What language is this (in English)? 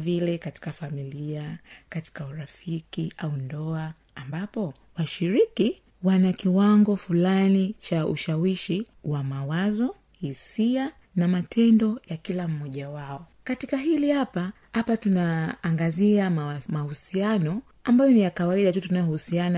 Swahili